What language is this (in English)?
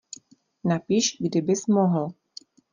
Czech